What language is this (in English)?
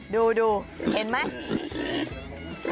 Thai